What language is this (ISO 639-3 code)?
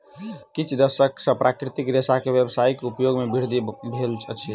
mai